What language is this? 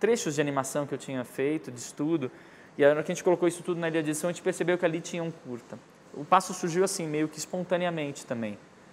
Portuguese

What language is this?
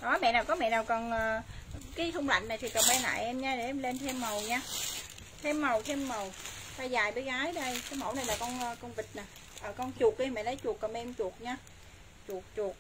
Vietnamese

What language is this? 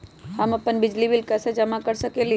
Magahi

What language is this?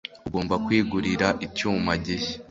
Kinyarwanda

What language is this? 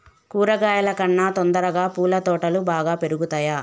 Telugu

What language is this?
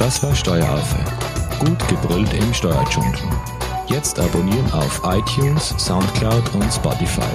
German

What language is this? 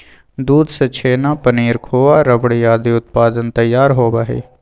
Magahi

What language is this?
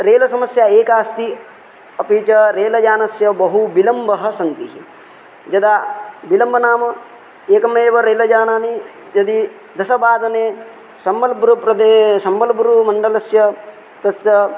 Sanskrit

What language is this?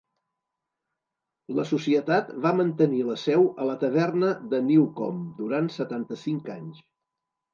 Catalan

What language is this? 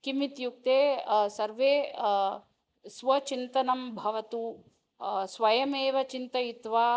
Sanskrit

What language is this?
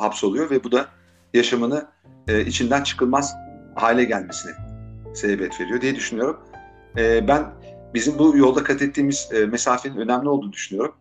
Turkish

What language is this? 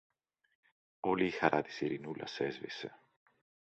Greek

